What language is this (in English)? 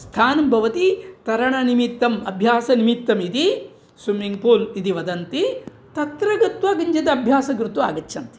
Sanskrit